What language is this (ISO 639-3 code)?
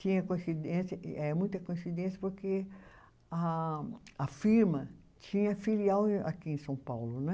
por